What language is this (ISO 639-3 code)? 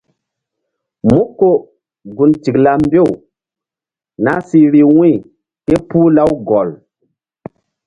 mdd